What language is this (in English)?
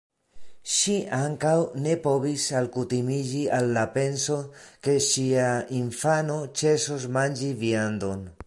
Esperanto